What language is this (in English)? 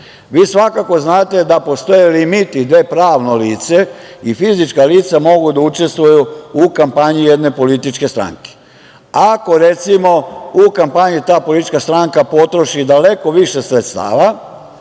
Serbian